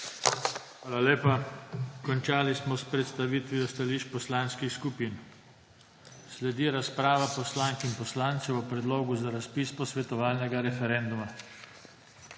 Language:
Slovenian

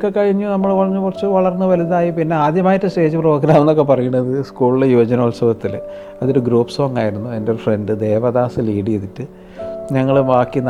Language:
Malayalam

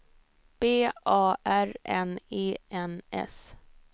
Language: Swedish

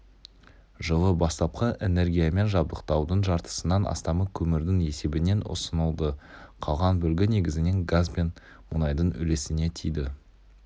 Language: Kazakh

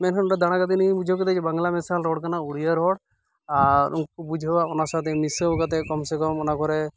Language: Santali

